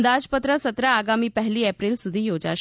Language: Gujarati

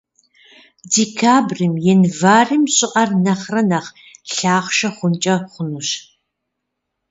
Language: Kabardian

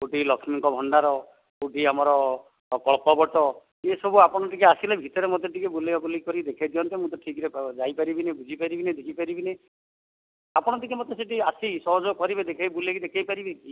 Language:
Odia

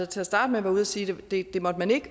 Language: Danish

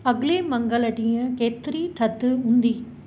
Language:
Sindhi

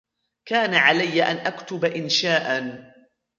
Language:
Arabic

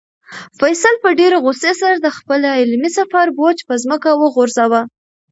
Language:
Pashto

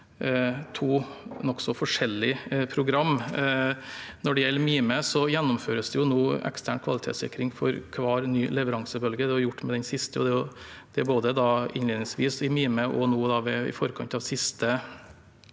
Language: Norwegian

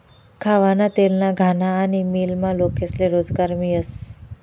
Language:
Marathi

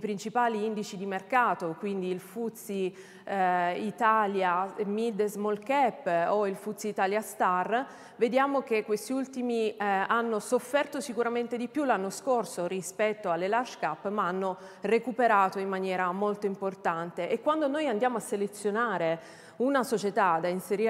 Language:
Italian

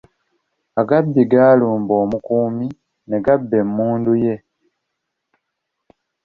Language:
Ganda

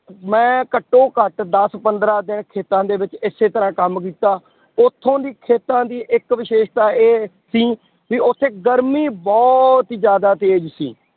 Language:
Punjabi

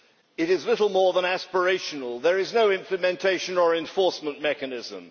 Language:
English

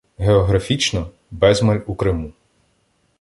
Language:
Ukrainian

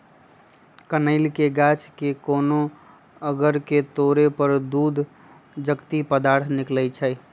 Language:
Magahi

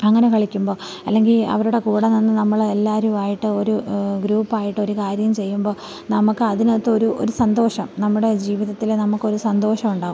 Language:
Malayalam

